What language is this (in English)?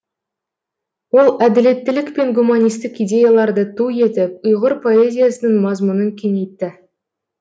Kazakh